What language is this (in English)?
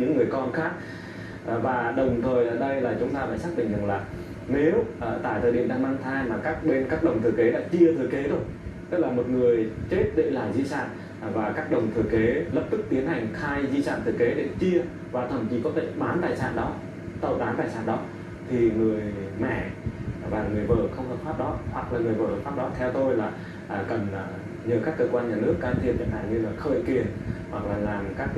Vietnamese